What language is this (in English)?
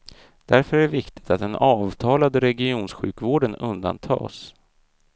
Swedish